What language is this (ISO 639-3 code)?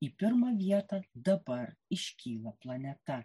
lit